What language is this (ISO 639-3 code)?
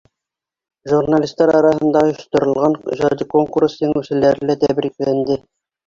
bak